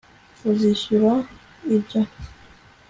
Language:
Kinyarwanda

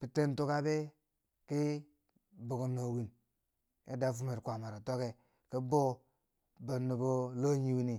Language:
Bangwinji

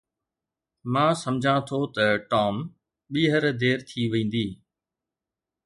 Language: Sindhi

